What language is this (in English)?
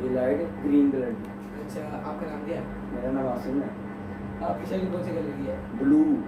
Hindi